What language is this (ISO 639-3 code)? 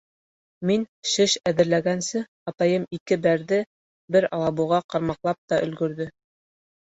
bak